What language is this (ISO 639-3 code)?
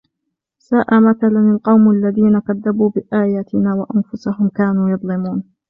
ara